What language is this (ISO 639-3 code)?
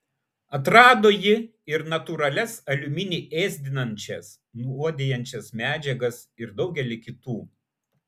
lit